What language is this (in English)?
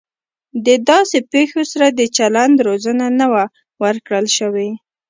Pashto